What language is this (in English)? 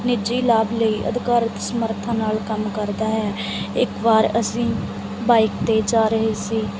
Punjabi